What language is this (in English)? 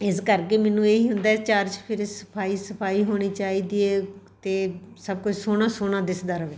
Punjabi